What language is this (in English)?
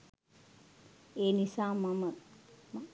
Sinhala